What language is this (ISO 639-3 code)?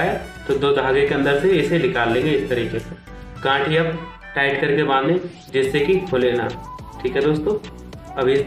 hin